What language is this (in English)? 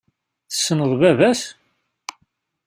Kabyle